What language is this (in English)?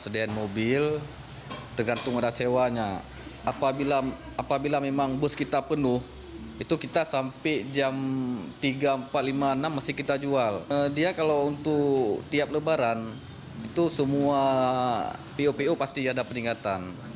Indonesian